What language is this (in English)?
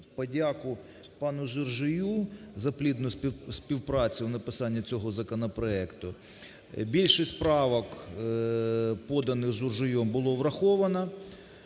Ukrainian